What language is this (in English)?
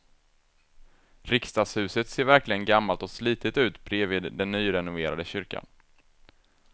Swedish